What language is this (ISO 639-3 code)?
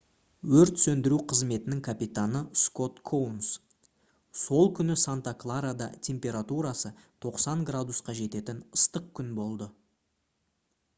kaz